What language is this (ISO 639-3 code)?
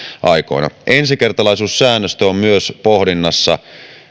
fin